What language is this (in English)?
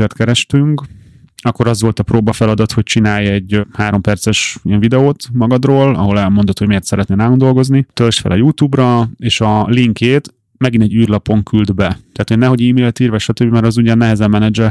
Hungarian